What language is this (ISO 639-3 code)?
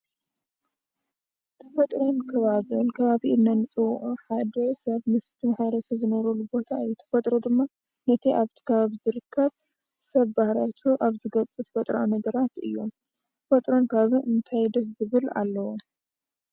tir